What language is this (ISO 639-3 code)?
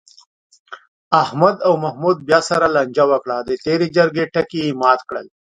pus